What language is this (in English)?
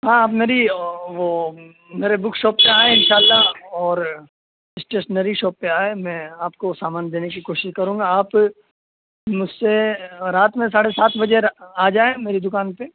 Urdu